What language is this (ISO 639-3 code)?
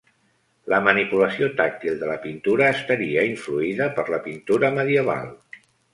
cat